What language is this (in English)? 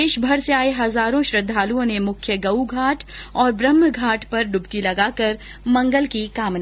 Hindi